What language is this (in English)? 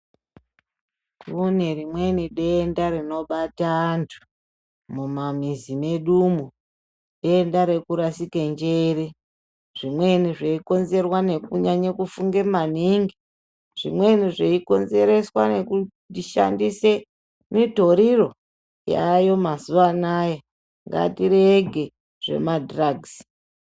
Ndau